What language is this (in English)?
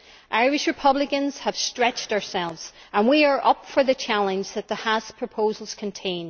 English